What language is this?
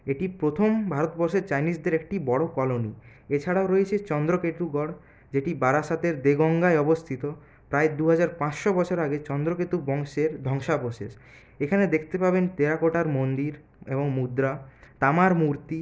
Bangla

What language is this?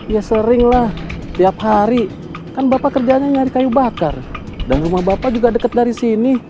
Indonesian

